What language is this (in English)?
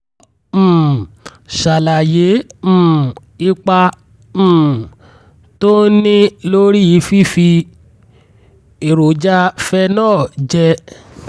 Yoruba